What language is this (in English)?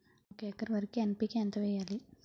Telugu